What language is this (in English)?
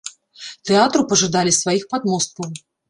Belarusian